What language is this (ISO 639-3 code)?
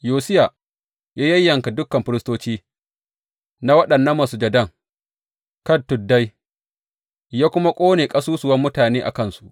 hau